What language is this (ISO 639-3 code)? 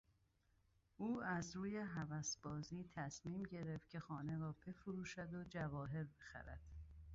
fas